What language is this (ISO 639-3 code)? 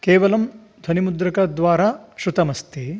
san